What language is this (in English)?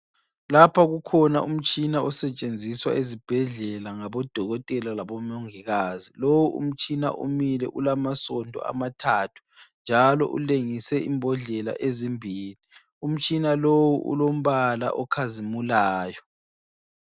North Ndebele